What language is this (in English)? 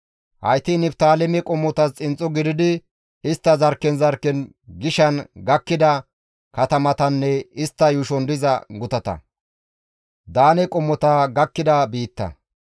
Gamo